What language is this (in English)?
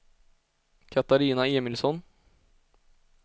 Swedish